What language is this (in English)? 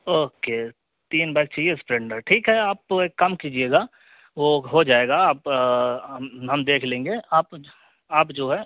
Urdu